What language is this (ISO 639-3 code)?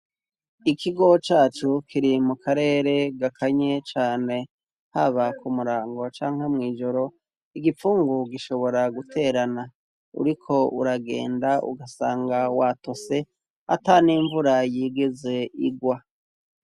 run